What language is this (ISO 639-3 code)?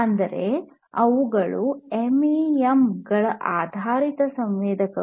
kan